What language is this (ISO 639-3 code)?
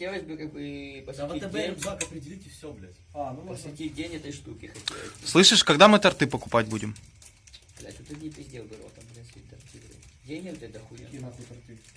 rus